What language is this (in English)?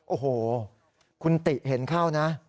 Thai